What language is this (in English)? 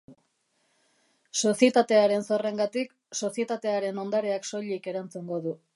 Basque